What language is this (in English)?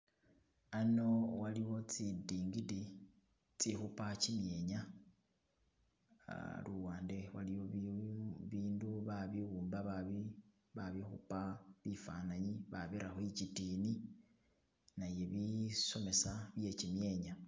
Masaaba